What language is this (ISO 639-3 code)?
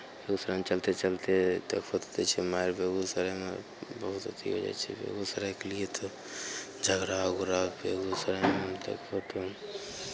mai